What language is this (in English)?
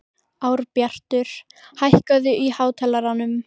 Icelandic